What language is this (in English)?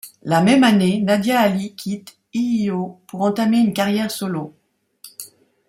French